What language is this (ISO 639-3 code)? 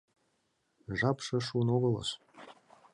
chm